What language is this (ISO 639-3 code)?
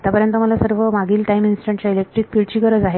mar